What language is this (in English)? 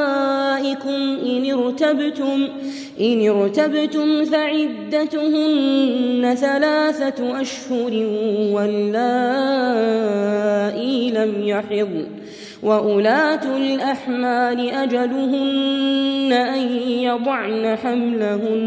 Arabic